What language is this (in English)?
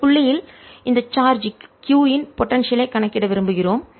Tamil